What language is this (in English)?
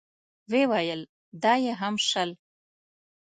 Pashto